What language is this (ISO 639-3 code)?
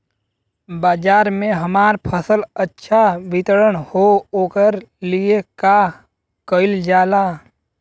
bho